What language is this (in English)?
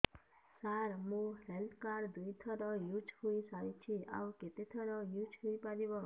Odia